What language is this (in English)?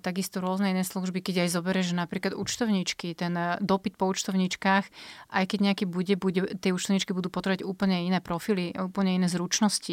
Slovak